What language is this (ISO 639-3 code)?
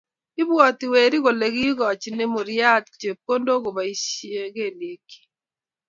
kln